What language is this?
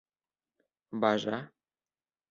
Bashkir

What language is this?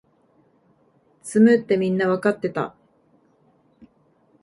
Japanese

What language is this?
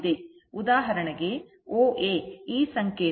Kannada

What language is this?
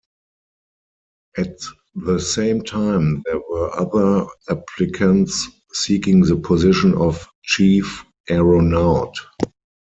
English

